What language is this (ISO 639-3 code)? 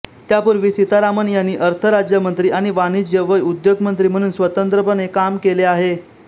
mar